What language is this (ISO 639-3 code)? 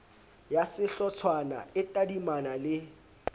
sot